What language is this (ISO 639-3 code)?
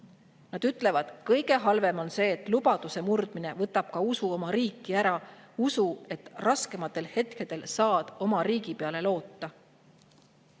est